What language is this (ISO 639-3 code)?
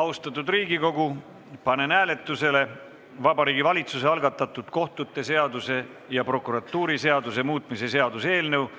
est